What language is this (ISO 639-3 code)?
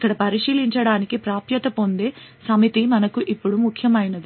tel